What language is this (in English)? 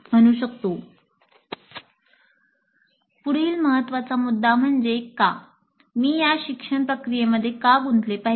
Marathi